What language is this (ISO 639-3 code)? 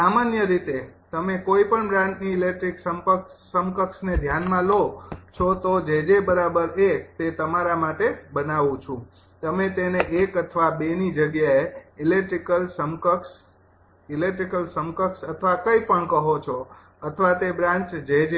guj